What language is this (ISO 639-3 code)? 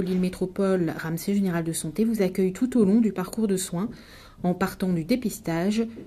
fra